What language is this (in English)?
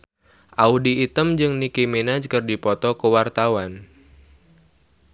Sundanese